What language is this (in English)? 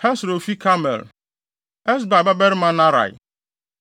Akan